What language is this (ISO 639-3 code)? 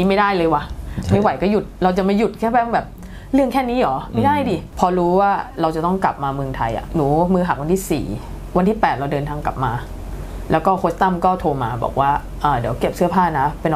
tha